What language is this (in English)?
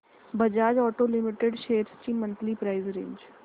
Marathi